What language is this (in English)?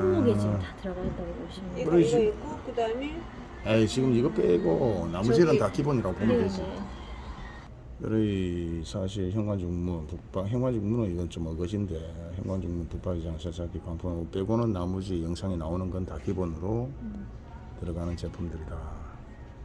Korean